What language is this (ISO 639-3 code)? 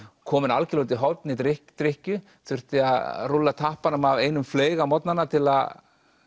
isl